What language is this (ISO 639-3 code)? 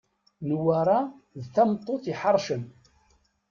kab